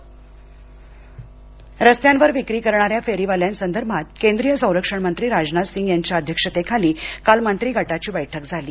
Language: Marathi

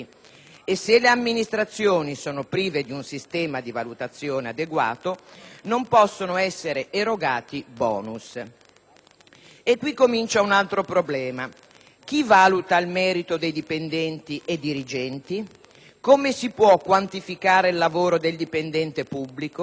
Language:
Italian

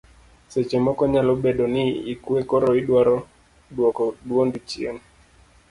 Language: Luo (Kenya and Tanzania)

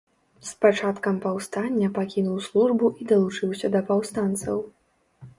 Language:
Belarusian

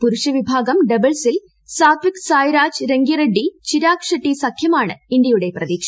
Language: Malayalam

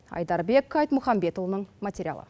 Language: Kazakh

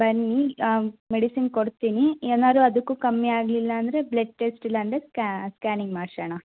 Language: Kannada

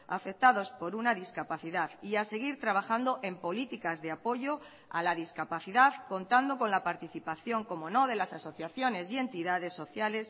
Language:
Spanish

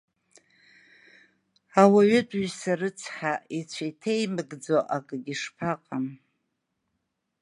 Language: Abkhazian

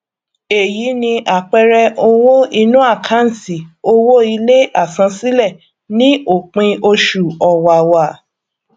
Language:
Yoruba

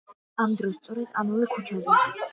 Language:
Georgian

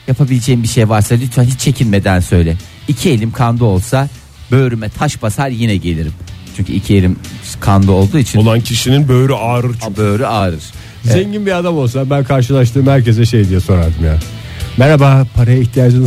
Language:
Turkish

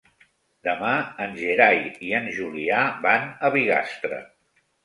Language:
Catalan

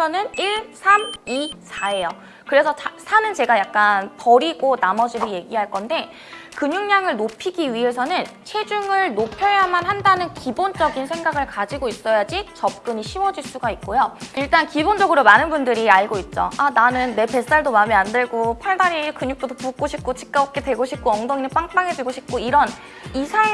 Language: Korean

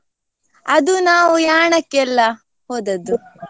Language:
Kannada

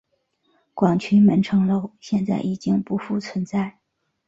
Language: Chinese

